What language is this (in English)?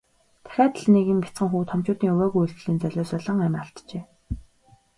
Mongolian